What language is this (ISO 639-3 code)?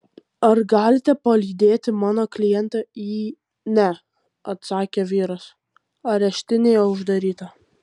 lit